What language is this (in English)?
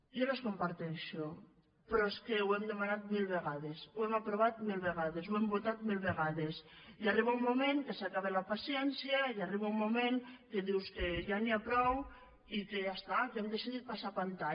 Catalan